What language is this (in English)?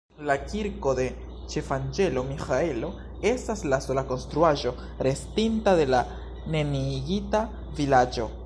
Esperanto